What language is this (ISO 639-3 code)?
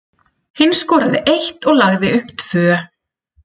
isl